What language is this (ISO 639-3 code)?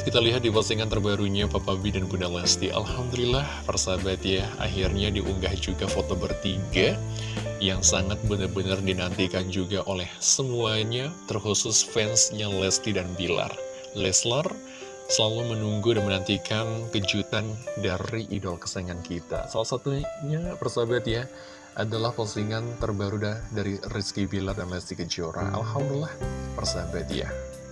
ind